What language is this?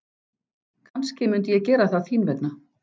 Icelandic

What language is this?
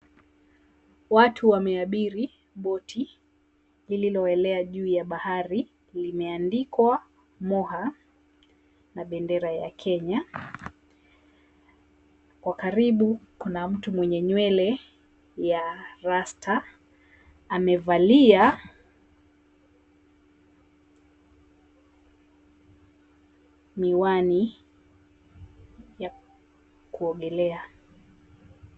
Swahili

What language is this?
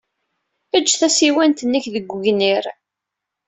Kabyle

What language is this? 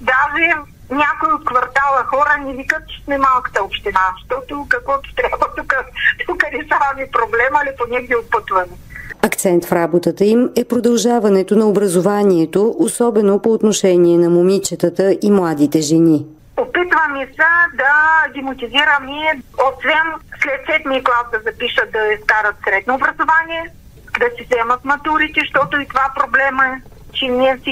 Bulgarian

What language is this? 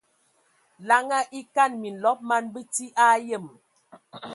Ewondo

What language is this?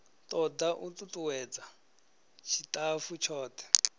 Venda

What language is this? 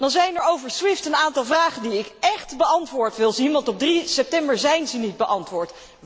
Dutch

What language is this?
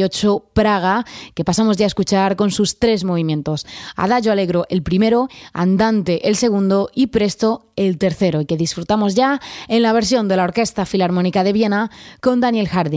Spanish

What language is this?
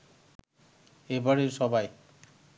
Bangla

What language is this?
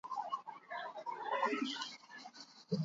Basque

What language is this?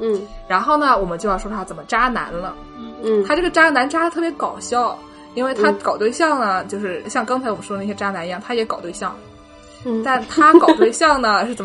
Chinese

